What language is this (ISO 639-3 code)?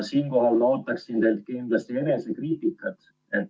est